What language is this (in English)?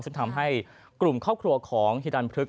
Thai